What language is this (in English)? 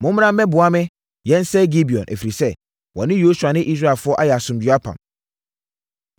Akan